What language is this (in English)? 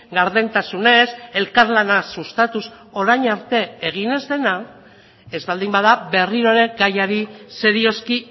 Basque